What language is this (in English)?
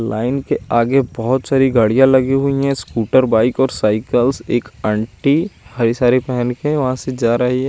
Hindi